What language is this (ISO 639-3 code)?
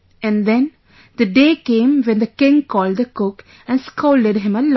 eng